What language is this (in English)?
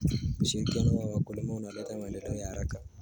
Kalenjin